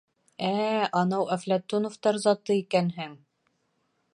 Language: Bashkir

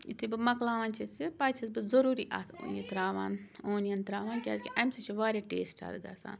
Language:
Kashmiri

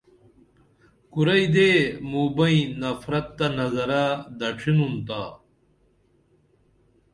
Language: Dameli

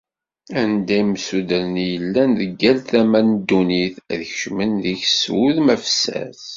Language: Kabyle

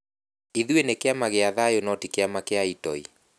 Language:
Kikuyu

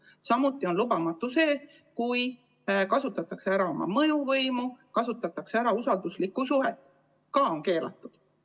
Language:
Estonian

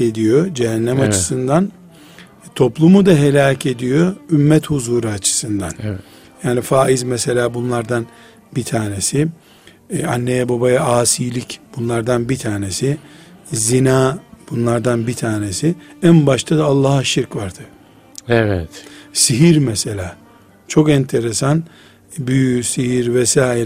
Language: Turkish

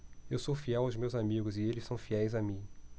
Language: Portuguese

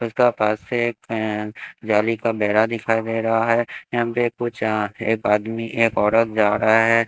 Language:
Hindi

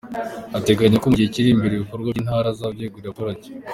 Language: Kinyarwanda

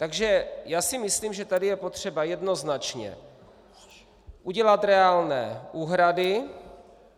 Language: Czech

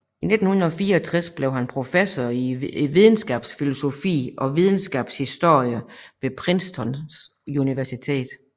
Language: Danish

